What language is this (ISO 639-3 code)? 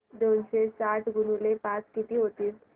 mar